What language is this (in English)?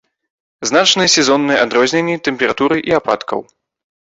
Belarusian